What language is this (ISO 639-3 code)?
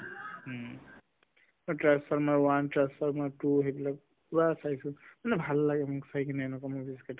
asm